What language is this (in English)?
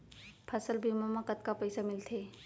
Chhattisgarhi